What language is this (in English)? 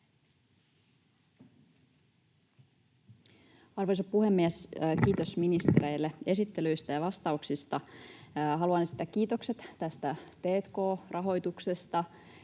Finnish